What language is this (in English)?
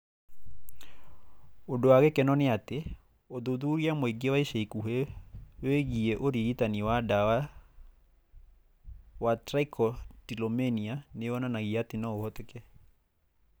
Kikuyu